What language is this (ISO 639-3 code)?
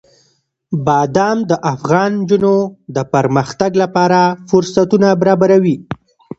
pus